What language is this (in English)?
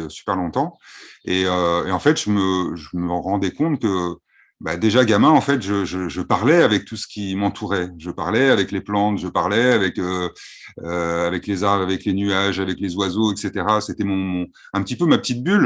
French